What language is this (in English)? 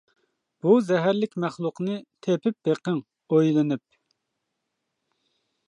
Uyghur